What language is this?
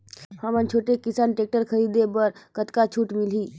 Chhattisgarhi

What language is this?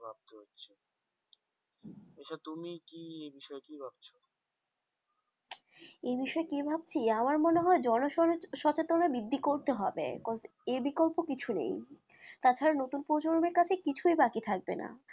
Bangla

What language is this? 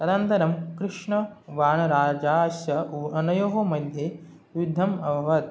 Sanskrit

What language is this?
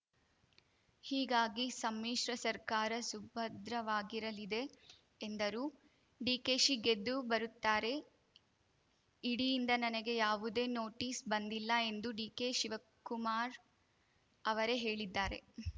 Kannada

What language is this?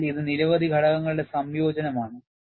Malayalam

